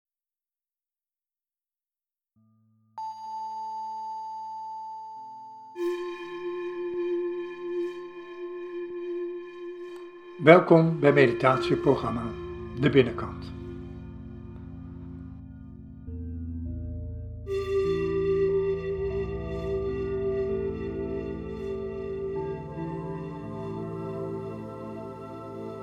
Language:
Dutch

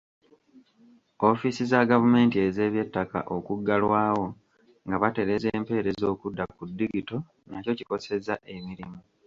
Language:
Ganda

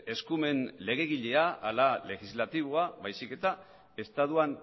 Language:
Basque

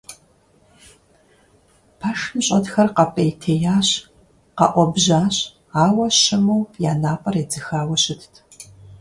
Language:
Kabardian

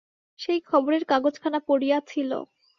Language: Bangla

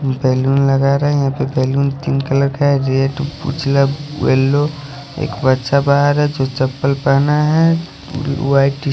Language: Hindi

